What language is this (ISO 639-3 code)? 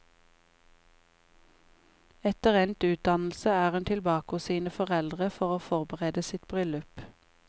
nor